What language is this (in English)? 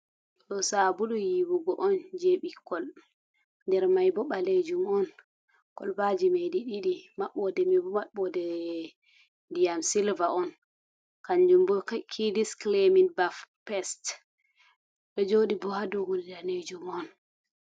Fula